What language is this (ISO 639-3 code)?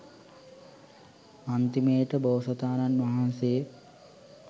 sin